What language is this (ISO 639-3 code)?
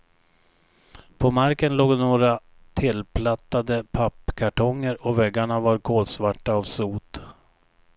swe